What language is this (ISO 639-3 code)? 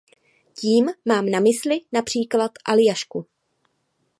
ces